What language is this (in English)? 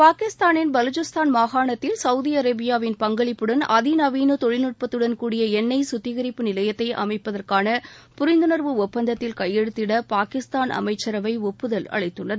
Tamil